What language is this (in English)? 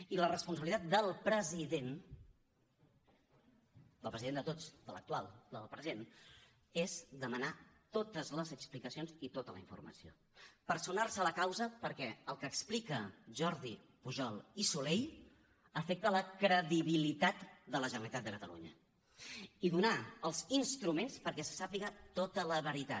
Catalan